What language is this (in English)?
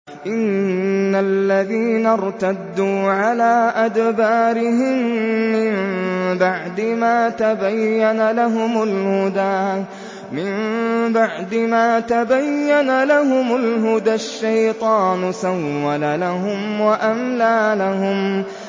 Arabic